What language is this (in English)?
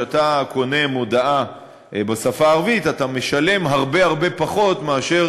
Hebrew